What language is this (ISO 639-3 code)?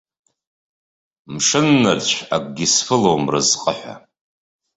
abk